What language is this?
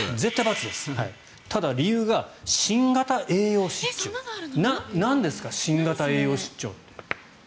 Japanese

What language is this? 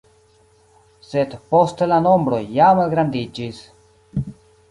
Esperanto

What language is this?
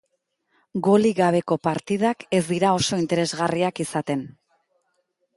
Basque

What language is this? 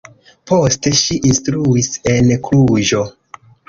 Esperanto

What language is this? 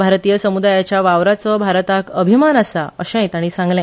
Konkani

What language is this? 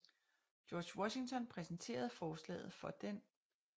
Danish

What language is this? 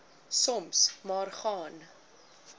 Afrikaans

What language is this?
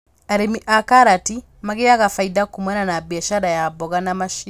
Kikuyu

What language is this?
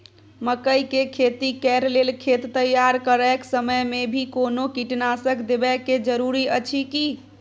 Maithili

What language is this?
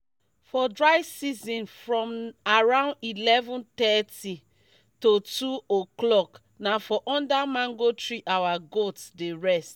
Nigerian Pidgin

